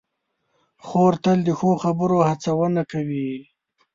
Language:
Pashto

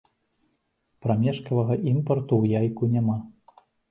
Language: Belarusian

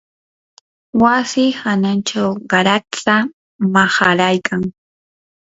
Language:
Yanahuanca Pasco Quechua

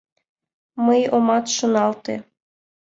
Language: Mari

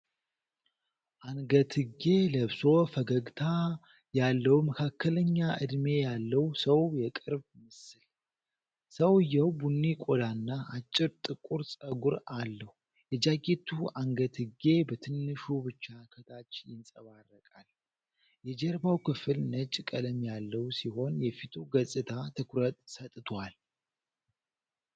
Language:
Amharic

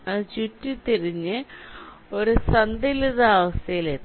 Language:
Malayalam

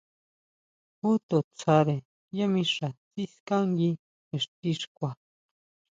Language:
Huautla Mazatec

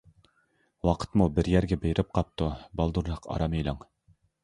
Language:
Uyghur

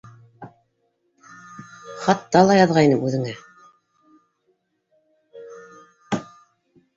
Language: Bashkir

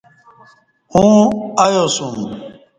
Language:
Kati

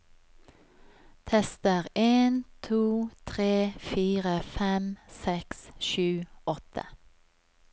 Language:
Norwegian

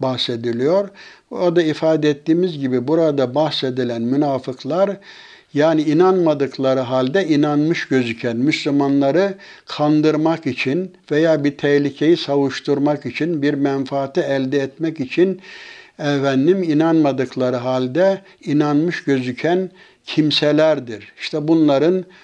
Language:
Turkish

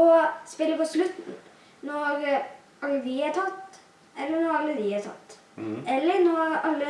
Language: Norwegian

